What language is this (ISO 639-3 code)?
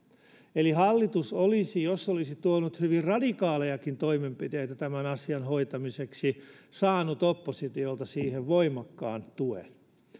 fin